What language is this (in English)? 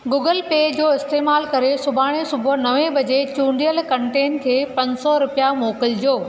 Sindhi